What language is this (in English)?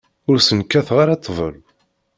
Kabyle